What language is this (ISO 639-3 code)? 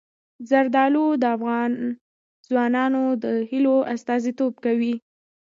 pus